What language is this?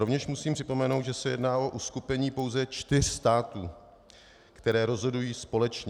Czech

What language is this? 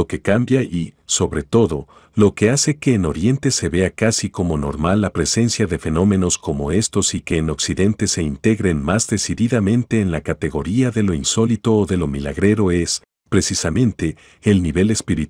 Spanish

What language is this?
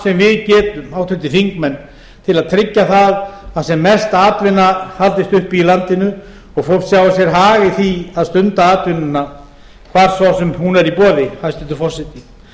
Icelandic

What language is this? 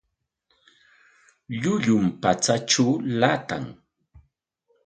Corongo Ancash Quechua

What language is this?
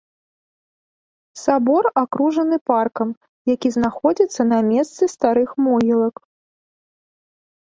Belarusian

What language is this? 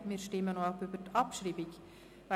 Swiss German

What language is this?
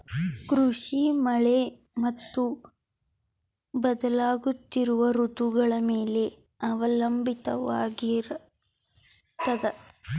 Kannada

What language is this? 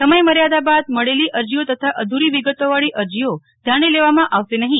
Gujarati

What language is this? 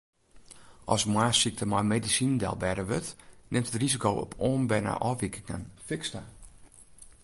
Western Frisian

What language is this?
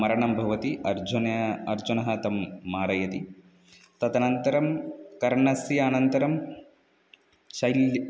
Sanskrit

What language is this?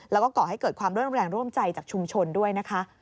Thai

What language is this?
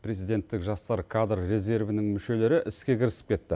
Kazakh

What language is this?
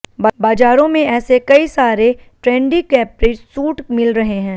Hindi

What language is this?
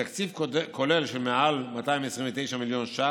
Hebrew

